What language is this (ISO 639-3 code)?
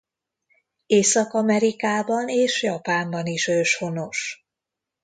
hun